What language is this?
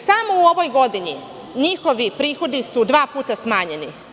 Serbian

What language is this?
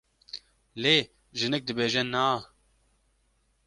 Kurdish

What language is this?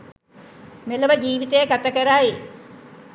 Sinhala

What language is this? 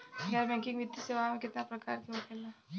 Bhojpuri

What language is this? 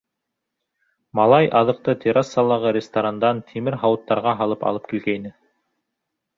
Bashkir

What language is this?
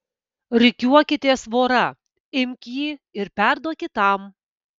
Lithuanian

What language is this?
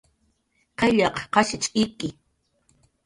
Jaqaru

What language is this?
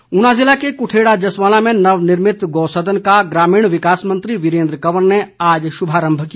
Hindi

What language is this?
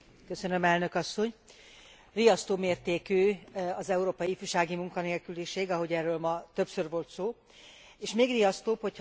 Hungarian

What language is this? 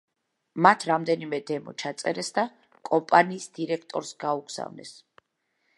Georgian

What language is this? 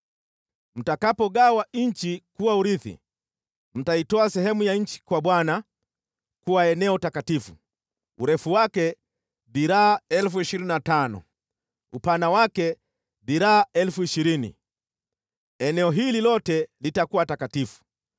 Swahili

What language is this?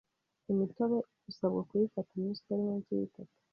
Kinyarwanda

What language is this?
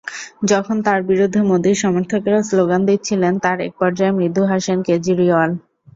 Bangla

